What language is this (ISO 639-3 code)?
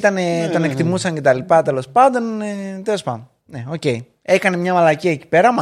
ell